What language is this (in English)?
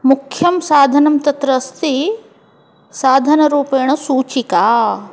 Sanskrit